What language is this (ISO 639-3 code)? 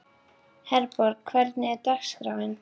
isl